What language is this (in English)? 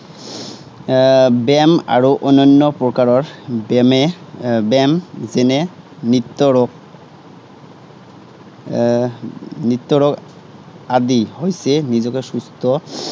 Assamese